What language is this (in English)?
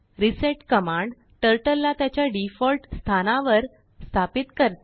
Marathi